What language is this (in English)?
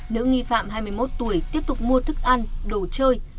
Vietnamese